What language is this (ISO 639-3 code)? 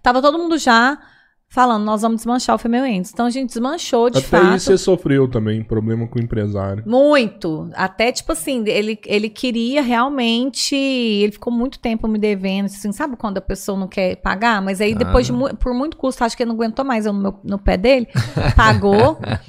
por